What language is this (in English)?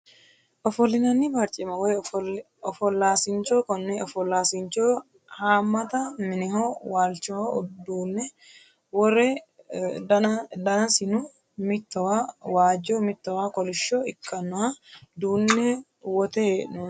Sidamo